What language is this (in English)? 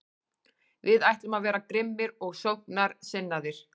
Icelandic